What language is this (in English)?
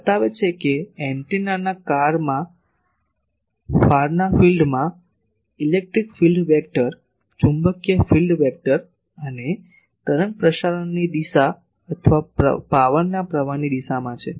Gujarati